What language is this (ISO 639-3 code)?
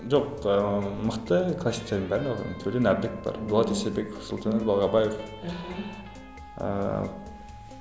kaz